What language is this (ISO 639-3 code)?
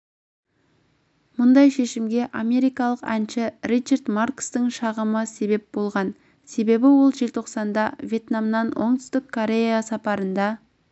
kaz